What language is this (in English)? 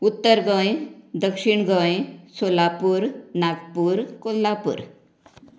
Konkani